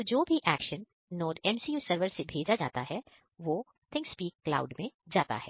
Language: Hindi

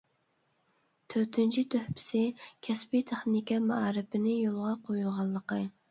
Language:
Uyghur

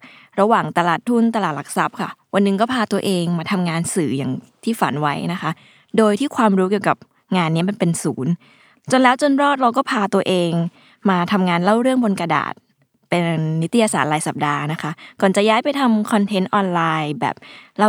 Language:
Thai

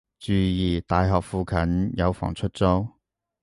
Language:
Cantonese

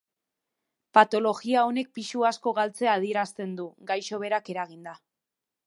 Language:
Basque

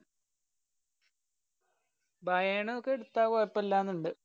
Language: Malayalam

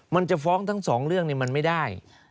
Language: Thai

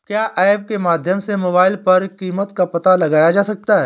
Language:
Hindi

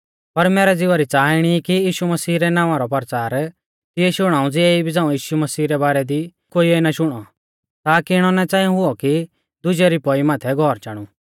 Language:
Mahasu Pahari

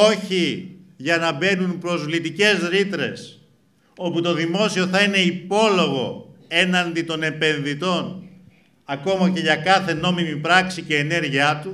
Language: Greek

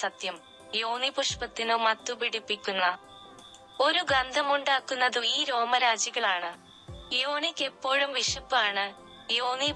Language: Malayalam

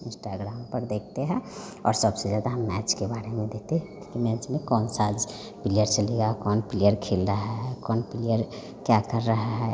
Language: Hindi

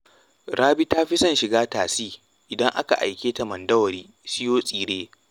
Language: Hausa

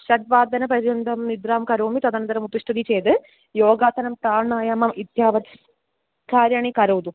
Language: Sanskrit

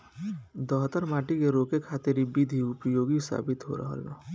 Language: Bhojpuri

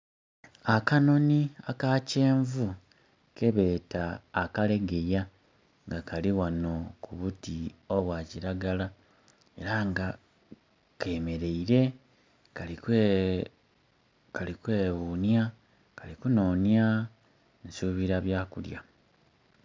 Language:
Soga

